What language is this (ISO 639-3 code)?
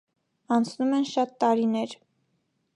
hye